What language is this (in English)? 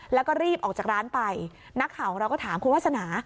Thai